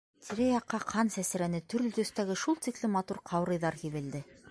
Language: Bashkir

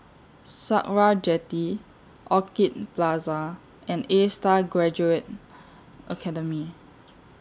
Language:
English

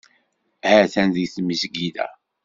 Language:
Kabyle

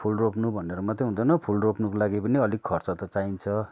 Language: Nepali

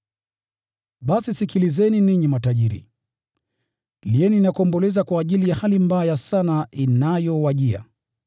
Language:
Swahili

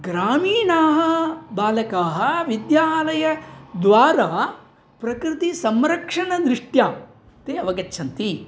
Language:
Sanskrit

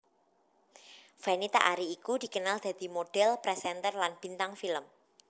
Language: Javanese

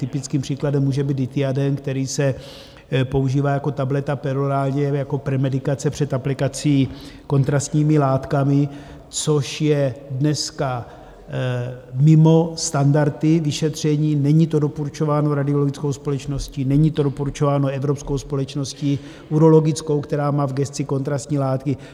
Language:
Czech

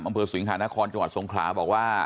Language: Thai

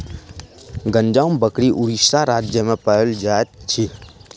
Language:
Maithili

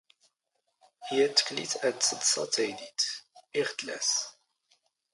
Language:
Standard Moroccan Tamazight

